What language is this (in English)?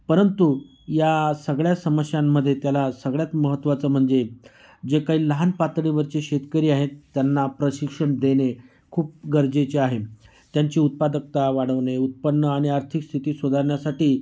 Marathi